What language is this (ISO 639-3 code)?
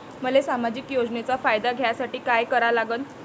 mar